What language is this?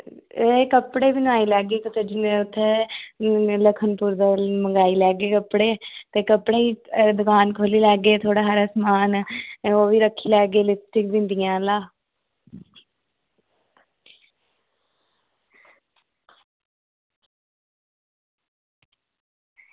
Dogri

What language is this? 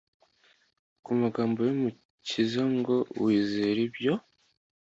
Kinyarwanda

